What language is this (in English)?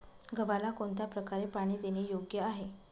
Marathi